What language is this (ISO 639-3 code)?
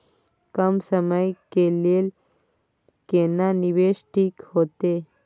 mai